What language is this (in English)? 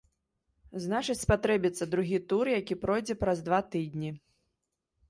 Belarusian